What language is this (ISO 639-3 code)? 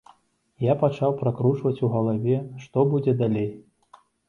bel